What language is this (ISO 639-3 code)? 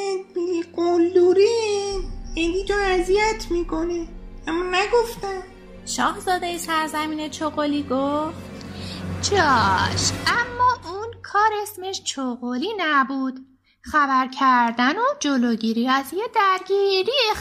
fas